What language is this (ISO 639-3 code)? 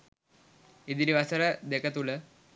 sin